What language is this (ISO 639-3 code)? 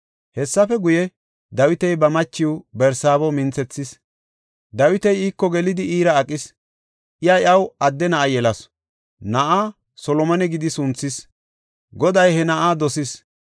gof